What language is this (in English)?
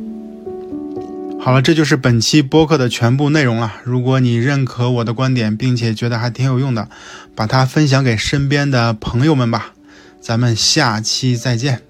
Chinese